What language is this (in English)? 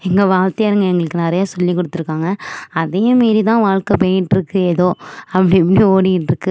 Tamil